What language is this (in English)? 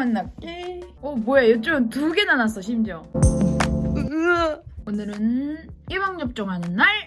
Korean